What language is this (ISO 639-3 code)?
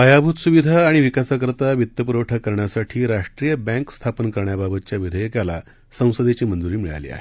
mar